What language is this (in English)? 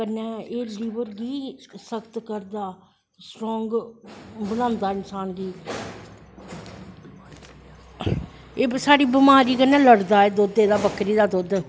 Dogri